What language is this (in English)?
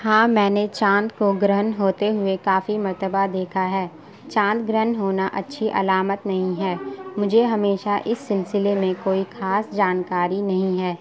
Urdu